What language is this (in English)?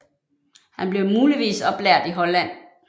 Danish